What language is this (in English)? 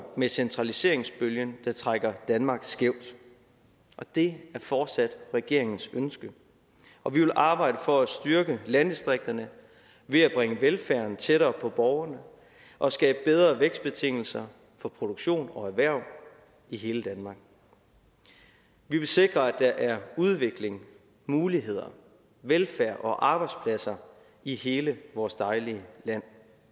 Danish